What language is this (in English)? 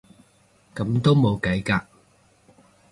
Cantonese